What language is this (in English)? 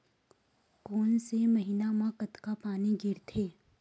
Chhattisgarhi